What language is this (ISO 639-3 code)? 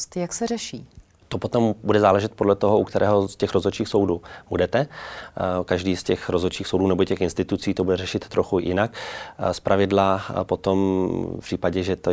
ces